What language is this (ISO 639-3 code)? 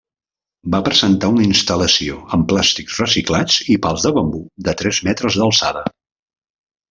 cat